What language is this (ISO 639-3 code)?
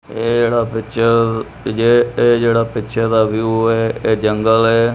pan